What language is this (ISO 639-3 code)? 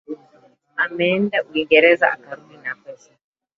swa